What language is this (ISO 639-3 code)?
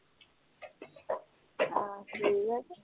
pan